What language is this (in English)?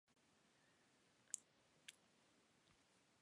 Chinese